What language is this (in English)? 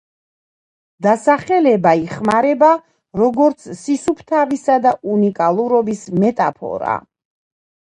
Georgian